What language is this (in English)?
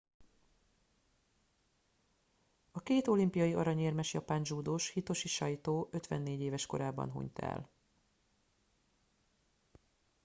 Hungarian